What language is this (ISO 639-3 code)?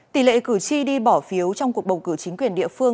vie